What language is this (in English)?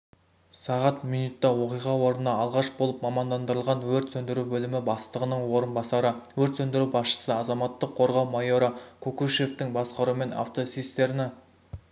Kazakh